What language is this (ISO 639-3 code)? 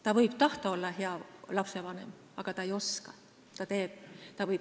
est